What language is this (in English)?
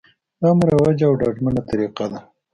Pashto